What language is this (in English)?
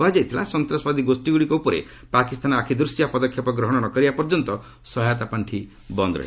Odia